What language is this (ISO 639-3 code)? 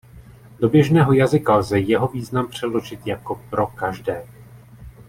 ces